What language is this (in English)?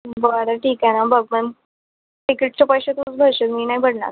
Marathi